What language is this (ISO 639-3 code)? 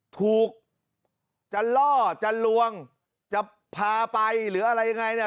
tha